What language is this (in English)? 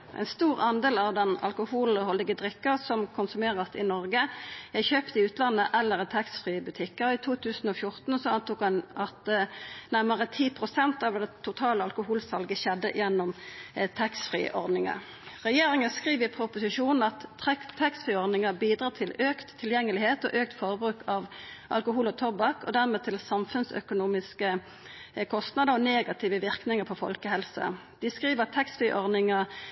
Norwegian Nynorsk